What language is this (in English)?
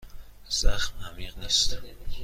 Persian